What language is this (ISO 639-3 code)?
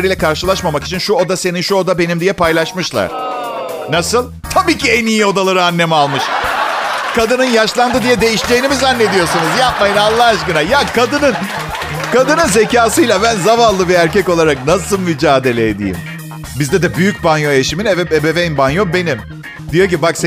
tur